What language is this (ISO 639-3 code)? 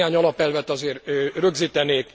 hun